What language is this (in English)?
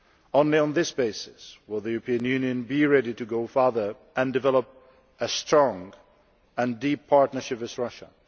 English